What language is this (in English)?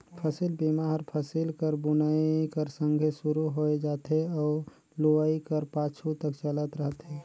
Chhattisgarhi